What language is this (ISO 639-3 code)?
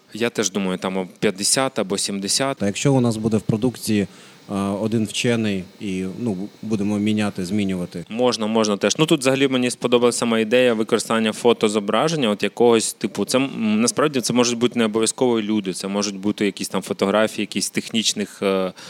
ukr